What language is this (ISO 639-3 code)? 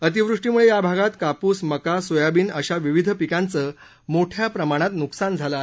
mar